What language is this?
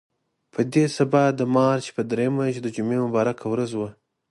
Pashto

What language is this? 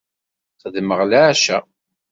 Kabyle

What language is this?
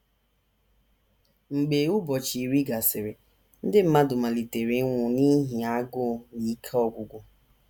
Igbo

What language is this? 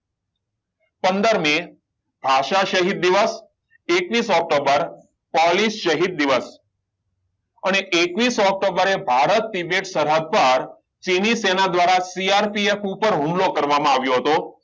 Gujarati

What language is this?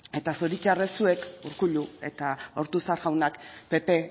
Basque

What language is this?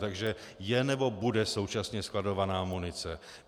Czech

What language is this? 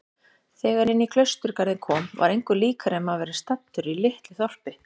Icelandic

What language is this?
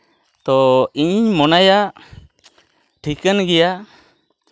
Santali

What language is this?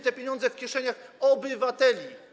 Polish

